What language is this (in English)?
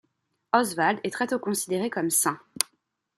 French